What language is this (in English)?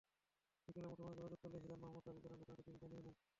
Bangla